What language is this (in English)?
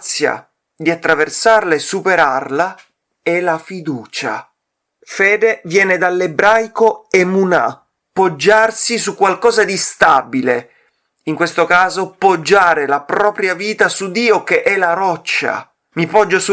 Italian